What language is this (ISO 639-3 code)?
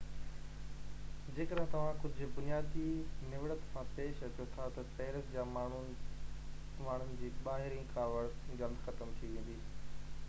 snd